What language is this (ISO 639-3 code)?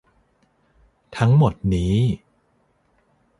tha